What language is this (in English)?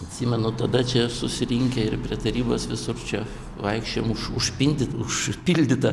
Lithuanian